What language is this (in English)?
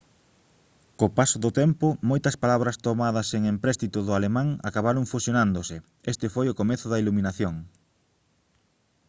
Galician